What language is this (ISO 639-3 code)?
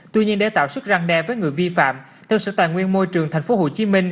vie